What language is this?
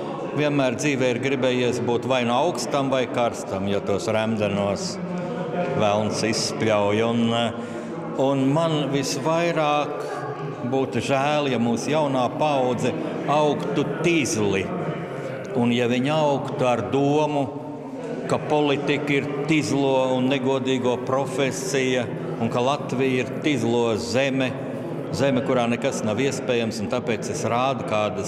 Latvian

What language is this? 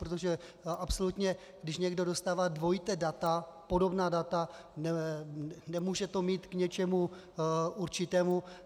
Czech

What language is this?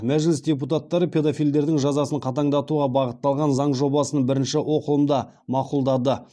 Kazakh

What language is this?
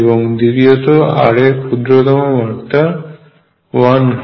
Bangla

